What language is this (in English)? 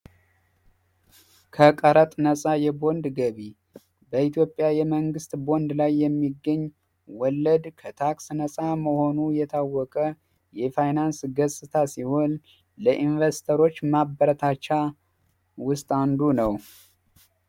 Amharic